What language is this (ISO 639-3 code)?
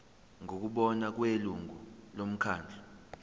zul